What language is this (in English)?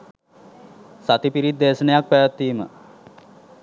Sinhala